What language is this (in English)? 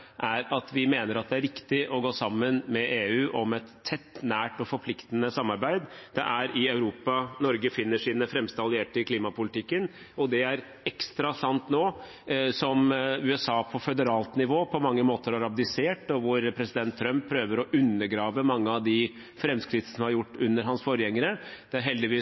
Norwegian Bokmål